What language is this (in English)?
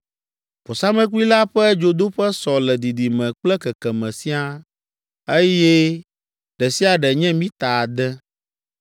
Ewe